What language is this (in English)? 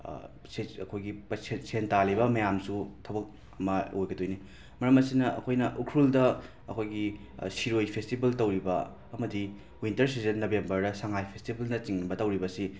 Manipuri